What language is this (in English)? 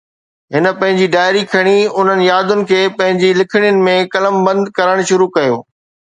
Sindhi